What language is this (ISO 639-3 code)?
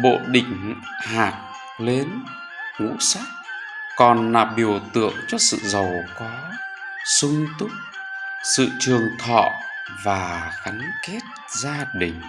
vie